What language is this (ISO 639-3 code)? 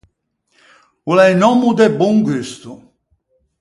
lij